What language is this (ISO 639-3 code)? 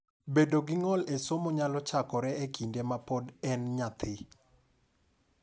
luo